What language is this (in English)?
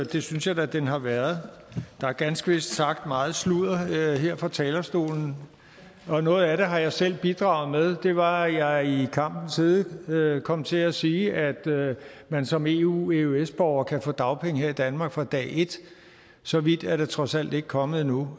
Danish